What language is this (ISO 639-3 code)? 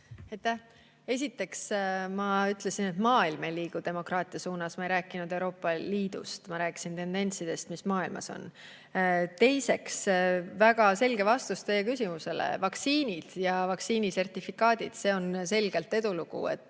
est